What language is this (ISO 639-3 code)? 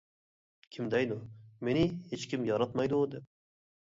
uig